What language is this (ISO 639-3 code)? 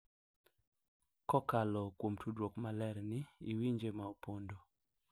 luo